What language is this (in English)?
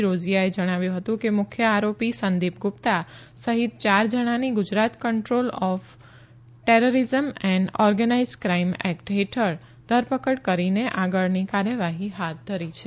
Gujarati